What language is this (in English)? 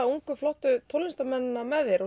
Icelandic